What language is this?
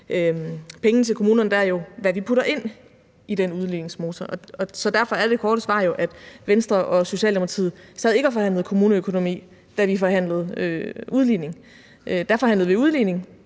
Danish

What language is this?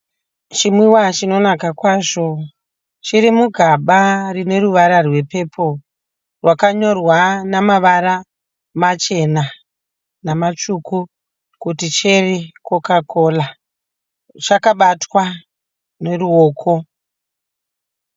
Shona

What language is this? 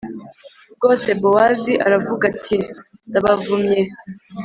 Kinyarwanda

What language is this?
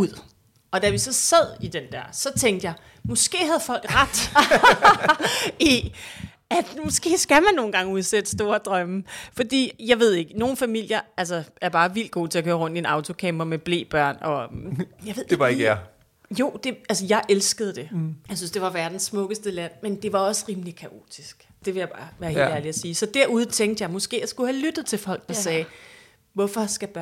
Danish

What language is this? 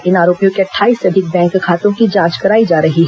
Hindi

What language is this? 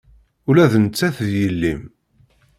Kabyle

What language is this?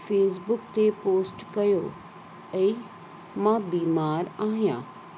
Sindhi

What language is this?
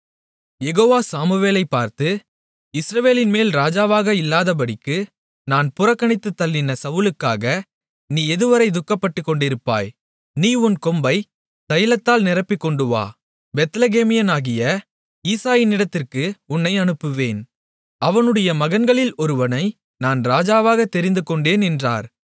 Tamil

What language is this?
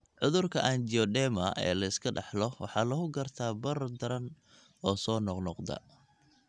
Somali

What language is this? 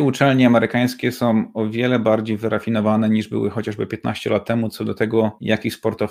Polish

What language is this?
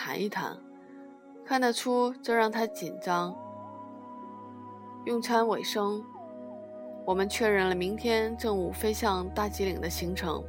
Chinese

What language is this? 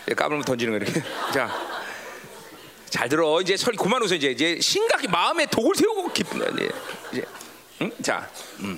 Korean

